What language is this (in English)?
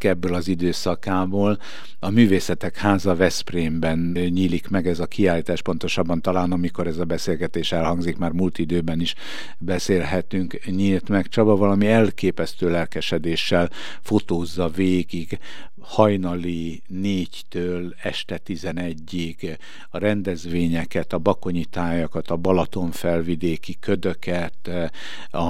Hungarian